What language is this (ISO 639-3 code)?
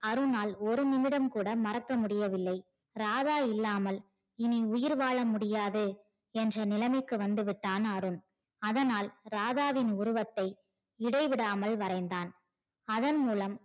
tam